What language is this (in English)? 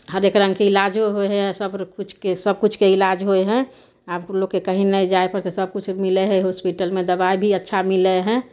Maithili